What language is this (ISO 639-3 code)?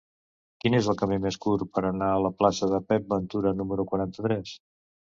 cat